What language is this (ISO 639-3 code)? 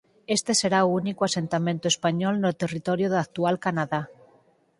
glg